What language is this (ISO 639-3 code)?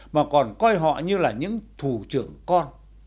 vie